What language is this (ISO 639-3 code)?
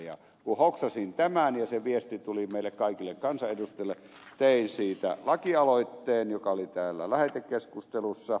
fin